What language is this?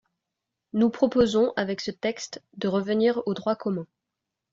French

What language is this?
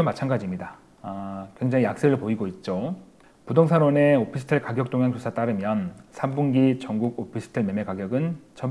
Korean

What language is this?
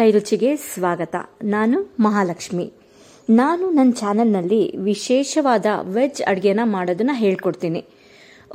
Kannada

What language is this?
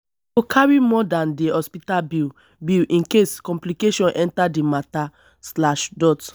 Nigerian Pidgin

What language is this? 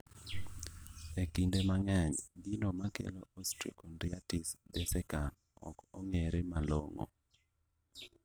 Luo (Kenya and Tanzania)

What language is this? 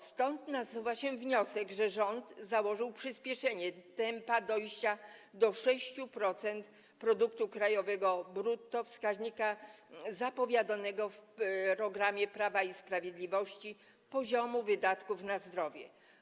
Polish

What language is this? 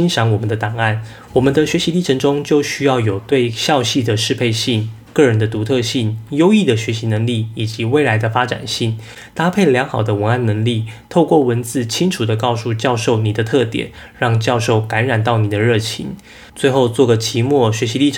Chinese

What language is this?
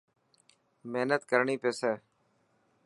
Dhatki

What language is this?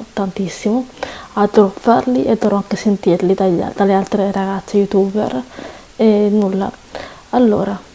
Italian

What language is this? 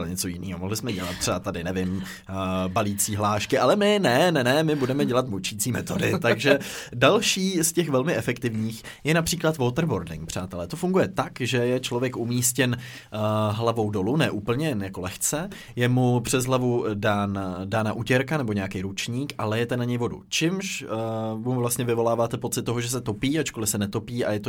Czech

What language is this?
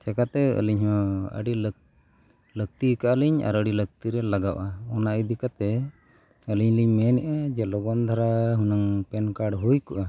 Santali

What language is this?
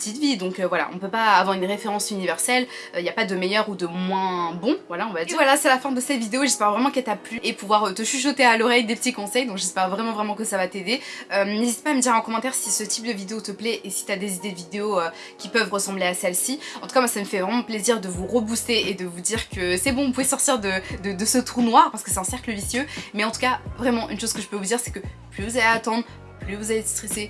French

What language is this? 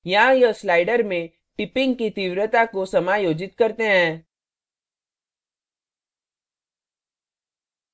Hindi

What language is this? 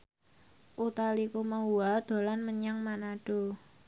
Javanese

